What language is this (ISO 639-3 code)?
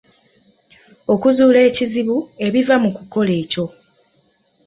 lug